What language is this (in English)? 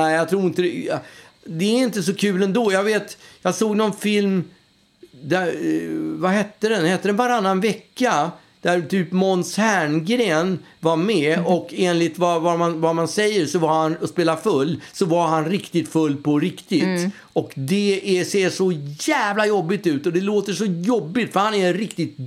Swedish